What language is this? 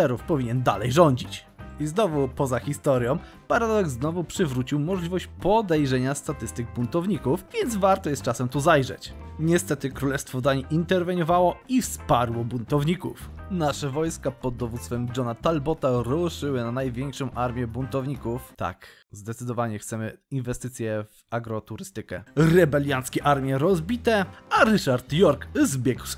Polish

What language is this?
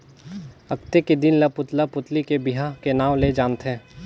Chhattisgarhi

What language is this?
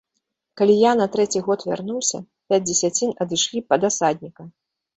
Belarusian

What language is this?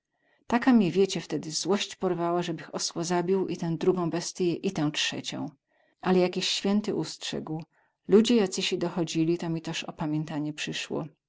Polish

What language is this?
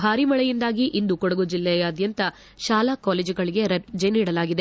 Kannada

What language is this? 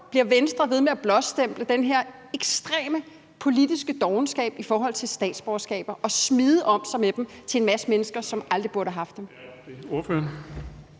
Danish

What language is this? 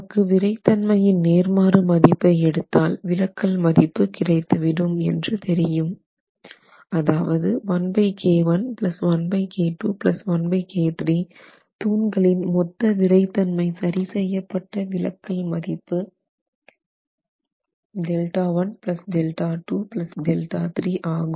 Tamil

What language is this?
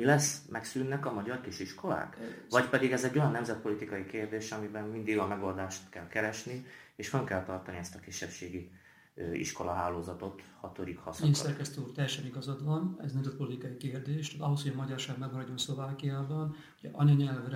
Hungarian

